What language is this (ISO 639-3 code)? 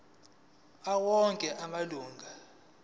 zul